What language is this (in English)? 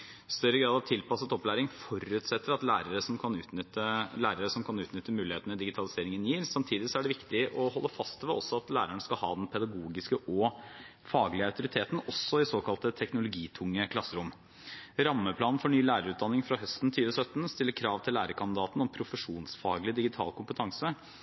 Norwegian Bokmål